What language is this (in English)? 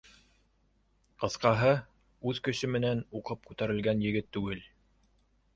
Bashkir